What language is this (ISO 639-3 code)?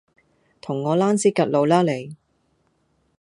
yue